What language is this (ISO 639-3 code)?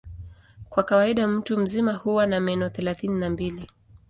swa